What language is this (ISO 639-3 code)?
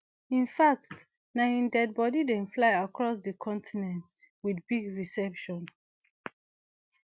pcm